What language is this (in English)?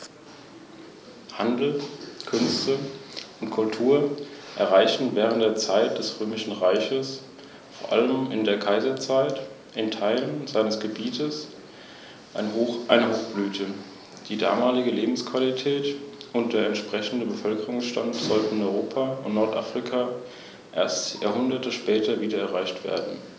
German